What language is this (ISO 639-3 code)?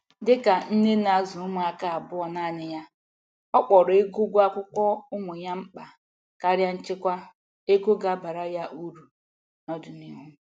ibo